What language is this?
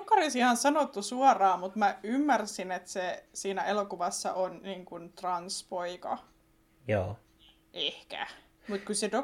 Finnish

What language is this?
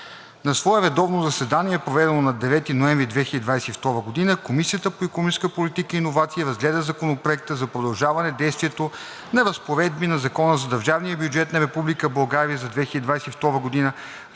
Bulgarian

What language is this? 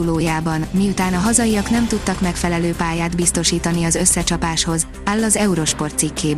Hungarian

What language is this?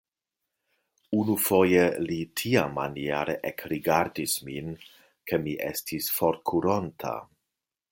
Esperanto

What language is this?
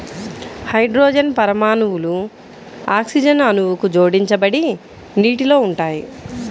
Telugu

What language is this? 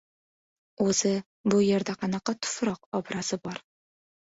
Uzbek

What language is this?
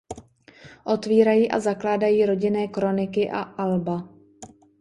Czech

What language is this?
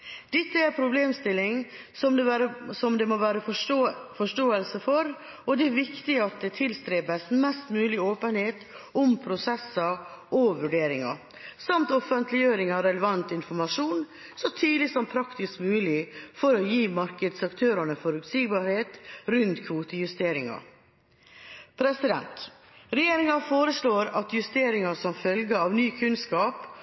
Norwegian Bokmål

